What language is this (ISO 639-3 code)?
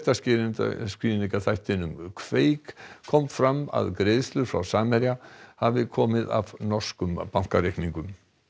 isl